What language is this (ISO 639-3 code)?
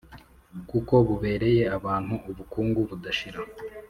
kin